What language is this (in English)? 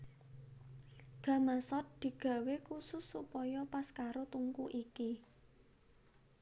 Javanese